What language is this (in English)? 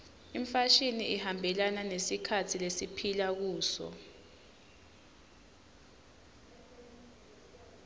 Swati